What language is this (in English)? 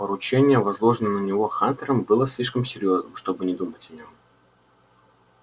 Russian